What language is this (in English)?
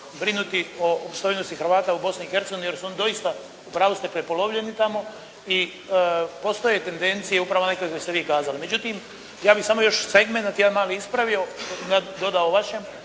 Croatian